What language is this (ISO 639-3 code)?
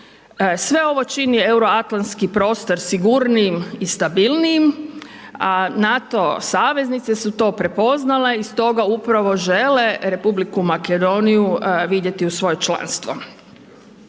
hrv